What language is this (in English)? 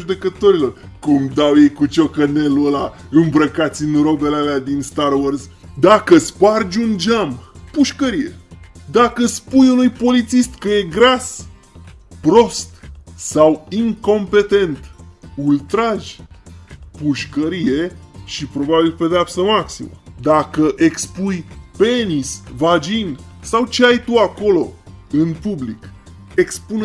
Romanian